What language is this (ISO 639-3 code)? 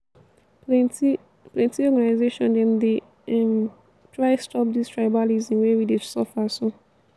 pcm